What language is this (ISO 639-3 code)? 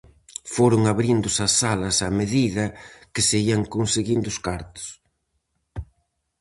glg